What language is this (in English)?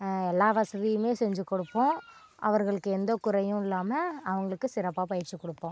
Tamil